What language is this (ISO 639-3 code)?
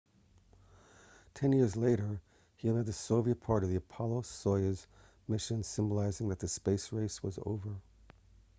eng